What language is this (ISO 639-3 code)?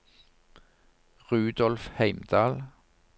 nor